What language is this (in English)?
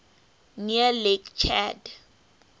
English